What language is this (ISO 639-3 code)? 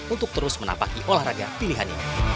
ind